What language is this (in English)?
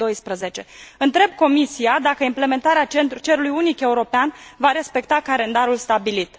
Romanian